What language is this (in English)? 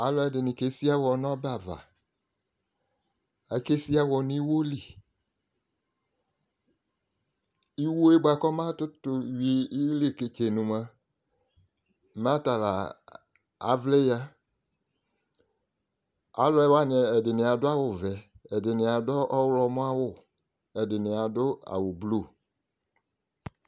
Ikposo